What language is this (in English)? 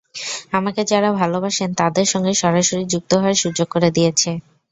Bangla